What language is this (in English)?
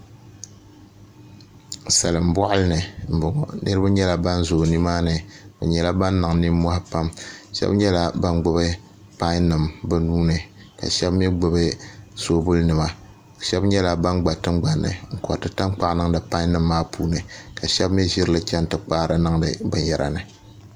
Dagbani